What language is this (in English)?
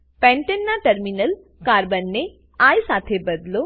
Gujarati